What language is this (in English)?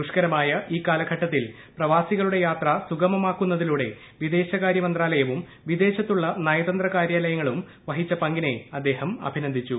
Malayalam